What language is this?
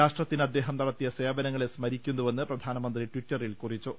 Malayalam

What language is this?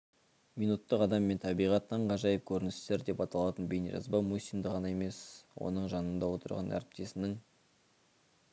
Kazakh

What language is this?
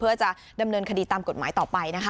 Thai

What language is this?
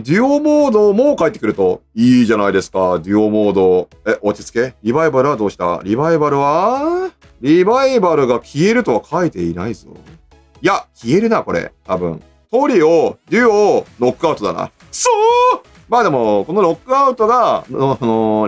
Japanese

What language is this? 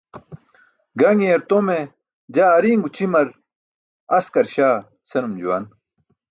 Burushaski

